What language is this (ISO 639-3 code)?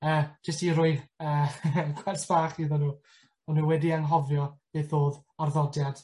cym